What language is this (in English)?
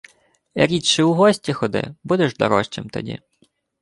Ukrainian